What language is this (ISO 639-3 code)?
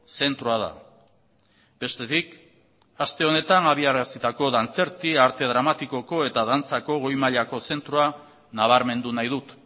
eus